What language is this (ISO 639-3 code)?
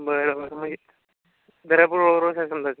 mar